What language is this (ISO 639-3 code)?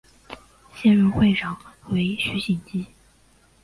zho